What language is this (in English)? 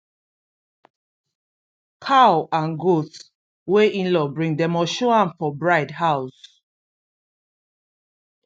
Nigerian Pidgin